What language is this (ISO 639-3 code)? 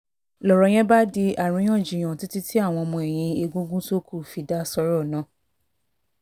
yor